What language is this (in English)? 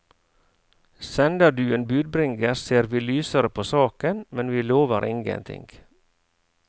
Norwegian